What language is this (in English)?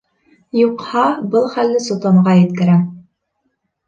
Bashkir